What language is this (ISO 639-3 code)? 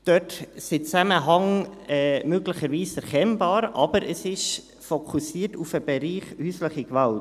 gsw